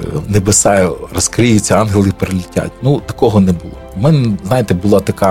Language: Ukrainian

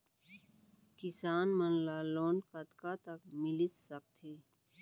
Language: Chhattisgarhi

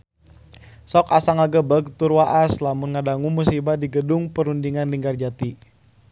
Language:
Sundanese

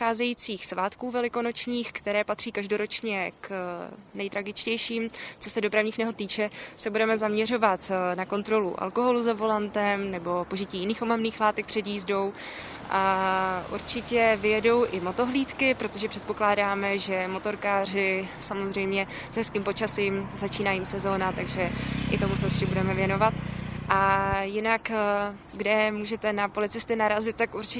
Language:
Czech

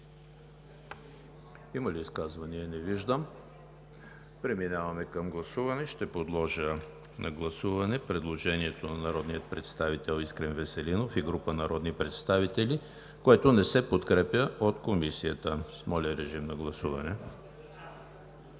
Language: Bulgarian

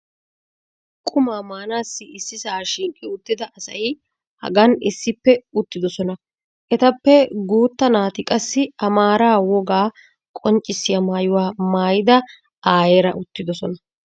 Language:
Wolaytta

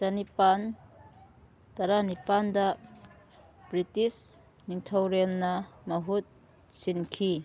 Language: Manipuri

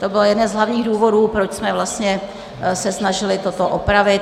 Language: Czech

